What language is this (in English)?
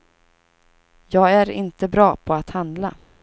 Swedish